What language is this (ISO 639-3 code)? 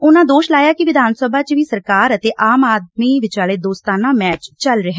pan